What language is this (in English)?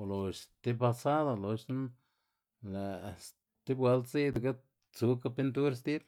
Xanaguía Zapotec